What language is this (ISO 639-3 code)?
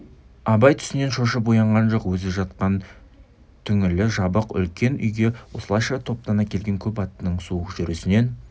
kaz